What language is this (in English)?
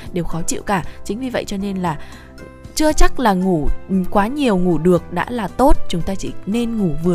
Vietnamese